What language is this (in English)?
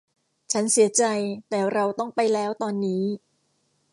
Thai